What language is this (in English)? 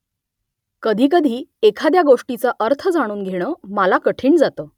Marathi